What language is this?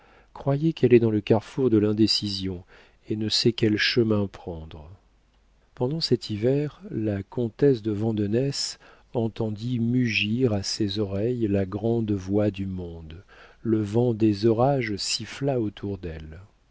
French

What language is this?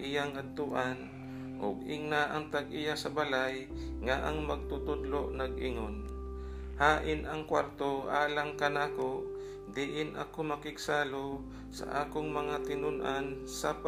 Filipino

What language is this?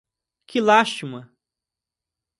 Portuguese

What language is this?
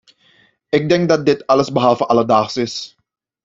Dutch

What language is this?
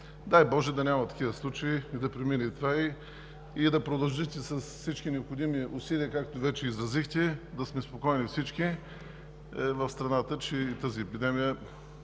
Bulgarian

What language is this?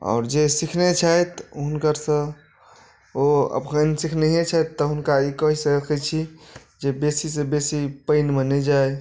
Maithili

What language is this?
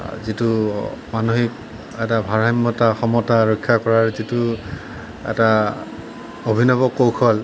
Assamese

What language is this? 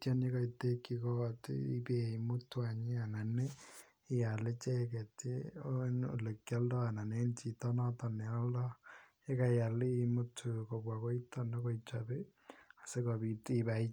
Kalenjin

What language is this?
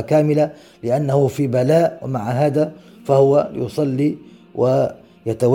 Arabic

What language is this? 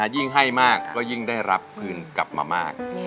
Thai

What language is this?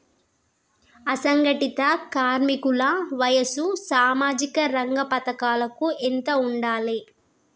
Telugu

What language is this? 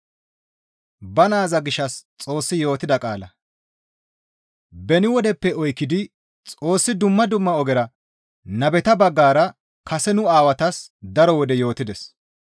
Gamo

